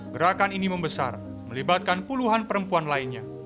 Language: Indonesian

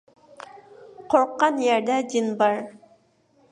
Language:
Uyghur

